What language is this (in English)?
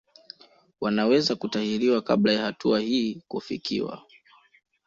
Swahili